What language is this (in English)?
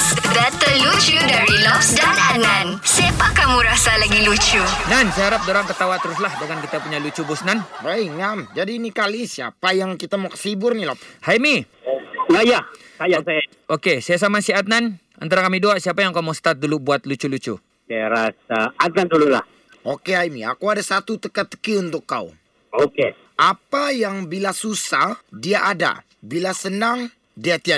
Malay